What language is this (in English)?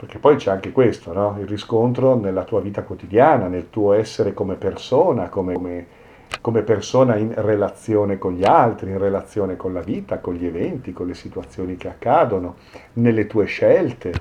Italian